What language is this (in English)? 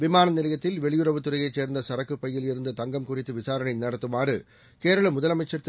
Tamil